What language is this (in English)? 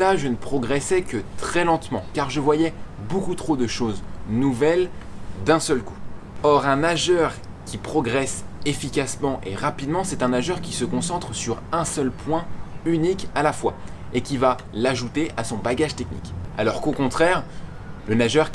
French